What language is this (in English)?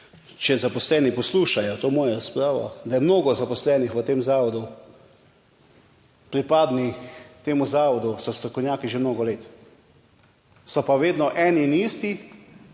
Slovenian